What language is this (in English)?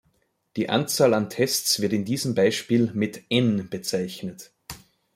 German